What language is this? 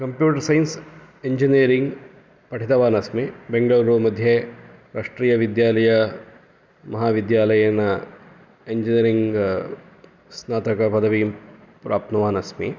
Sanskrit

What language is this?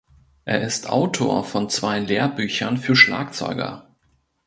German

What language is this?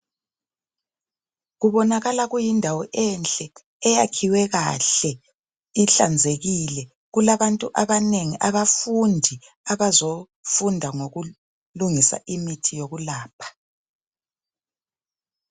North Ndebele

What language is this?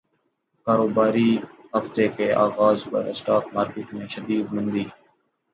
Urdu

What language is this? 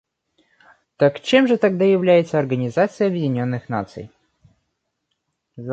Russian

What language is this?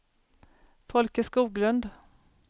Swedish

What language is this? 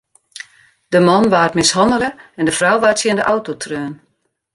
Western Frisian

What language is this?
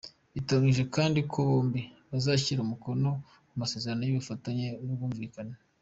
Kinyarwanda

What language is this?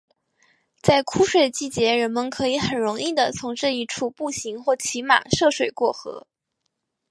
Chinese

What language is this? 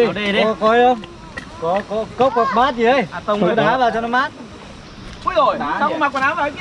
Vietnamese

